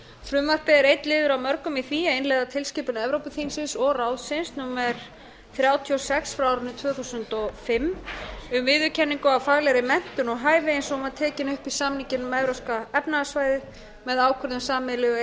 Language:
Icelandic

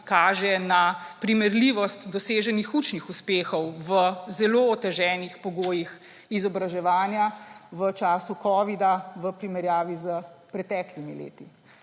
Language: Slovenian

